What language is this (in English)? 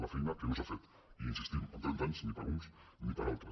Catalan